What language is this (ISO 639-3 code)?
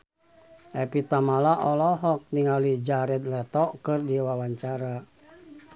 sun